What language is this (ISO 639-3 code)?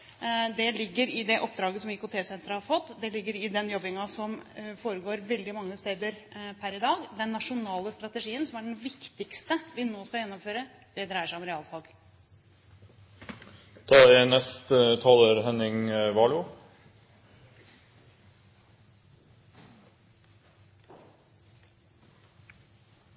nob